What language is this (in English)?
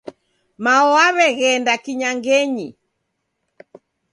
Taita